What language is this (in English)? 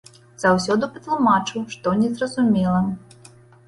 Belarusian